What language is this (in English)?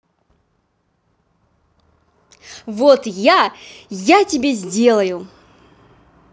Russian